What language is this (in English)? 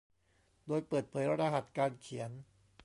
Thai